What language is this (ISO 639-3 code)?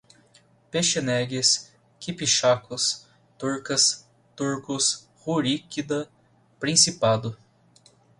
por